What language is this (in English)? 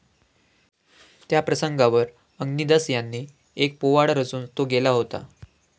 Marathi